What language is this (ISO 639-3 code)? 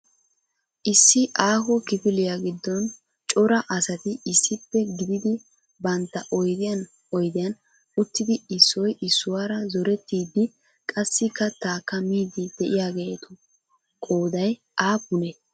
wal